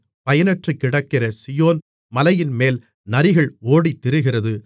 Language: Tamil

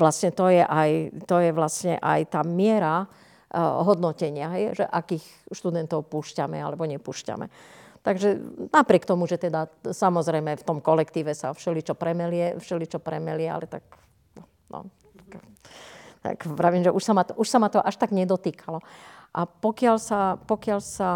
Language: Slovak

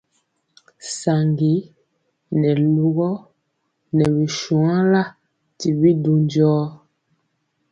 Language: Mpiemo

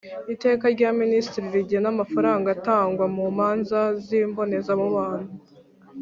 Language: Kinyarwanda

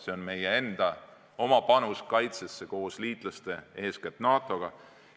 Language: Estonian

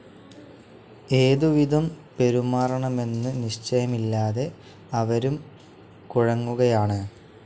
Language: Malayalam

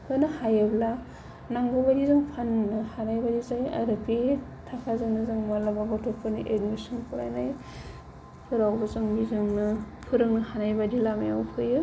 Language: Bodo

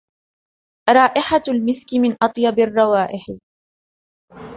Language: Arabic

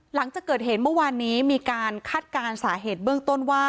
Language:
Thai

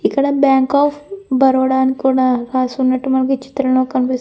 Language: Telugu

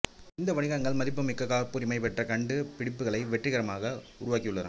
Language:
Tamil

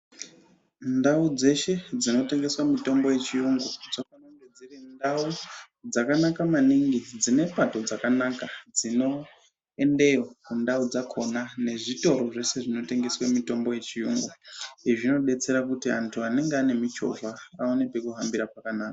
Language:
Ndau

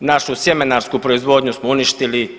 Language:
Croatian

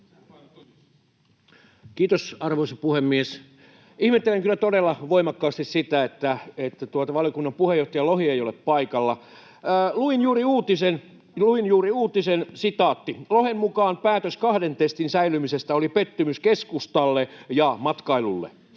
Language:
Finnish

